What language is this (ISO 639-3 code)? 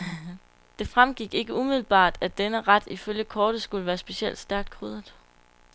dan